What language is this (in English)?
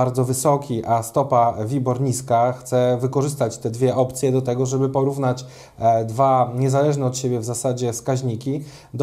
Polish